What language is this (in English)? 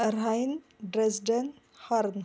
Marathi